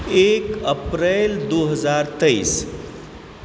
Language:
Maithili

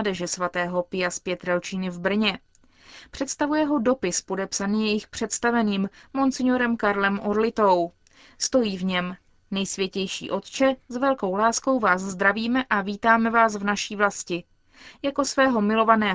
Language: Czech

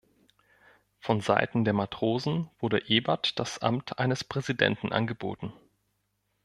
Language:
German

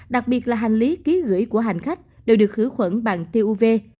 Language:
Vietnamese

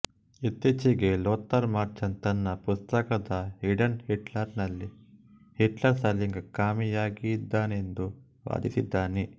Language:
Kannada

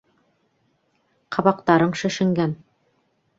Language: Bashkir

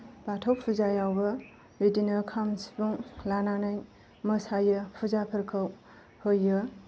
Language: Bodo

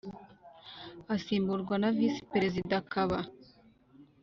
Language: Kinyarwanda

